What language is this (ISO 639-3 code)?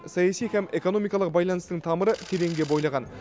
kaz